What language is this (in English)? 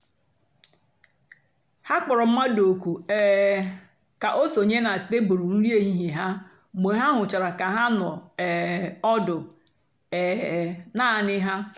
Igbo